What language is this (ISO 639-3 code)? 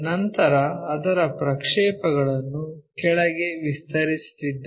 kan